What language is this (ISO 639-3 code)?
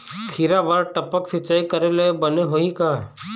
hne